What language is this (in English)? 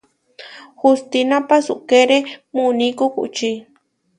Huarijio